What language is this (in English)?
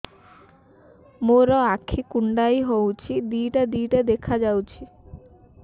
Odia